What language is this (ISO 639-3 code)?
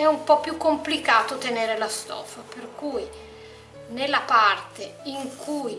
ita